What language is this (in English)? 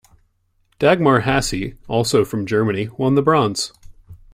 English